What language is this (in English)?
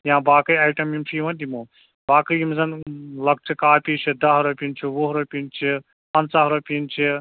Kashmiri